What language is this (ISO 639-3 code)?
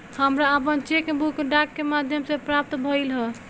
bho